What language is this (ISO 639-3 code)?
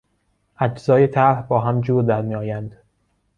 fas